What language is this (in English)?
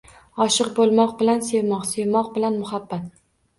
Uzbek